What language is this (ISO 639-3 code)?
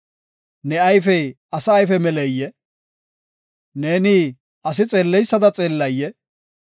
gof